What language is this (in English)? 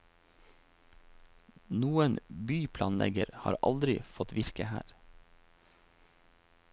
Norwegian